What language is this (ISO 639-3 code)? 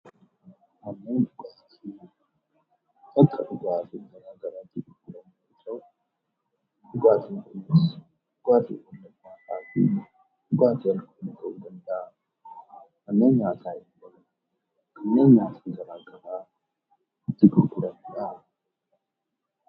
orm